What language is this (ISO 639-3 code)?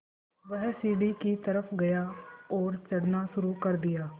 hin